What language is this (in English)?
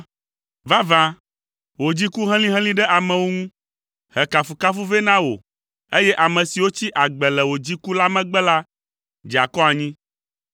Ewe